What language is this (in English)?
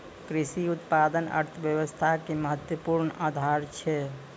Maithili